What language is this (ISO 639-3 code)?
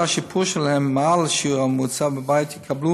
heb